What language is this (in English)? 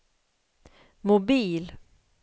Swedish